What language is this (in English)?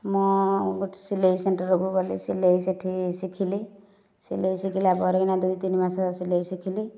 Odia